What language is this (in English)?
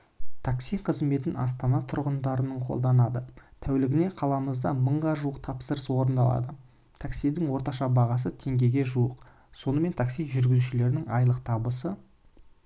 Kazakh